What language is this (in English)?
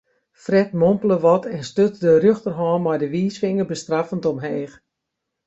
Western Frisian